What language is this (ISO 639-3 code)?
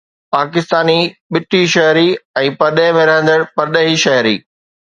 snd